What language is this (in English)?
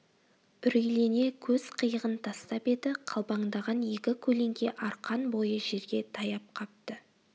Kazakh